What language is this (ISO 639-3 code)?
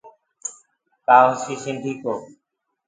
ggg